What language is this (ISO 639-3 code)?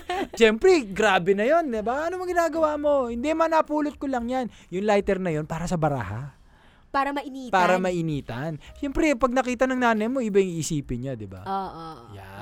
fil